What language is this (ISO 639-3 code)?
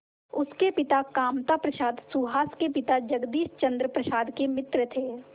hin